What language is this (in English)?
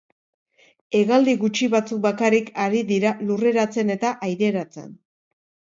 Basque